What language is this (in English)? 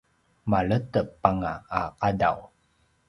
Paiwan